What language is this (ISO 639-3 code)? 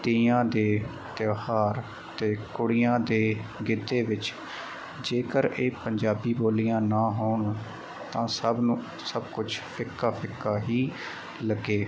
pan